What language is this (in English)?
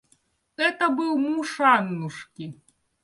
Russian